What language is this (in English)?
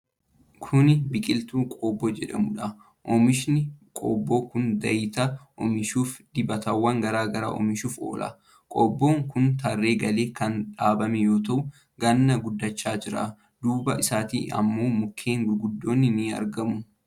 Oromo